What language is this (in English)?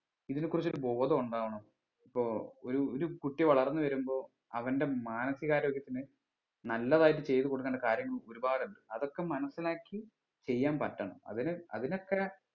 Malayalam